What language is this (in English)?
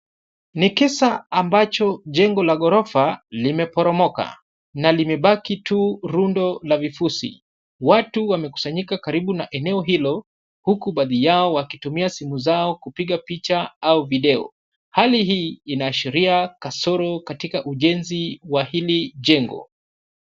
Swahili